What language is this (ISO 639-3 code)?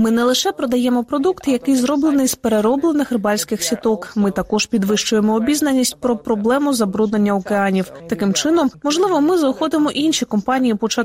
ukr